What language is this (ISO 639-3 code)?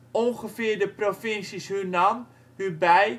nld